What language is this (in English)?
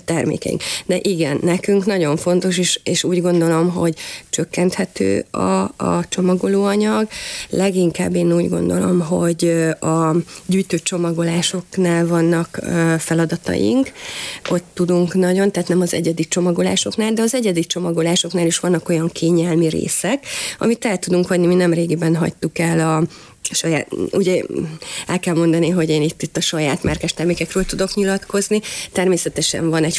Hungarian